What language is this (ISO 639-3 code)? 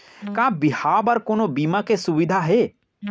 hne